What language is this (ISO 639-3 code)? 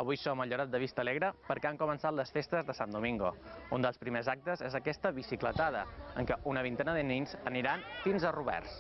spa